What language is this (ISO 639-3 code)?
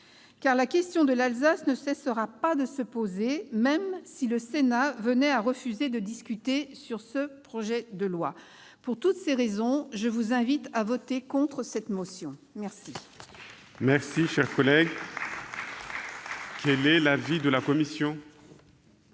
fra